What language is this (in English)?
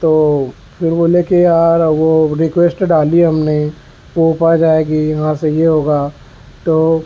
Urdu